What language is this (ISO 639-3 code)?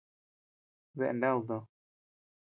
cux